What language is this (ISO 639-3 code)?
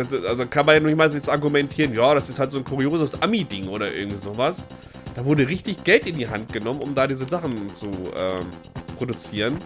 deu